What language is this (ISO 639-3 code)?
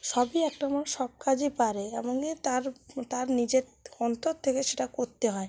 ben